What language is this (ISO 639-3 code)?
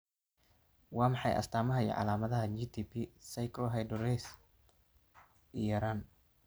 som